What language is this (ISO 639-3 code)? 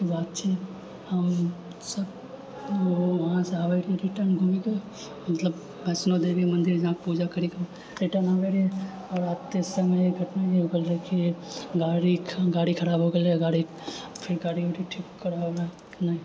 mai